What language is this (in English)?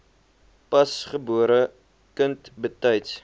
Afrikaans